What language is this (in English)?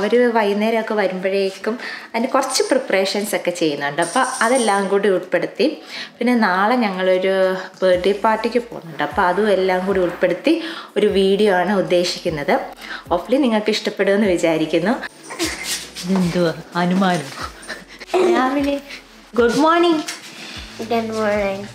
Hindi